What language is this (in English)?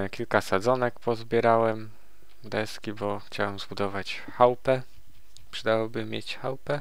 Polish